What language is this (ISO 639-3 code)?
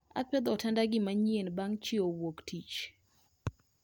luo